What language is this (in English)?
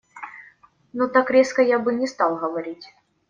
Russian